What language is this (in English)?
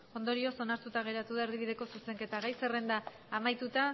Basque